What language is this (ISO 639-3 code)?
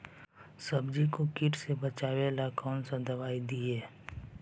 mag